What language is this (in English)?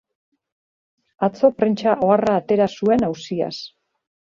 Basque